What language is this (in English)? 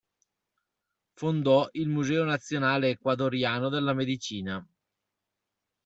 Italian